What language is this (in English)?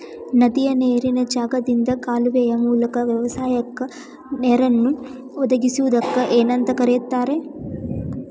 Kannada